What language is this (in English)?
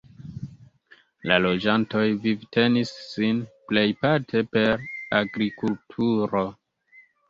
Esperanto